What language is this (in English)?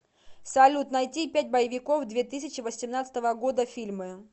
Russian